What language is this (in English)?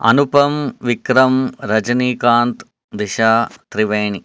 Sanskrit